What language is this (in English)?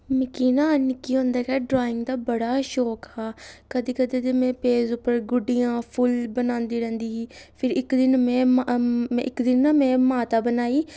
Dogri